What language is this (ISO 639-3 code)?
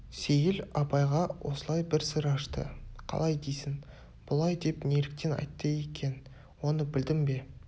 kaz